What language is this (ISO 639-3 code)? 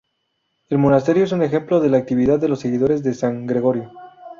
spa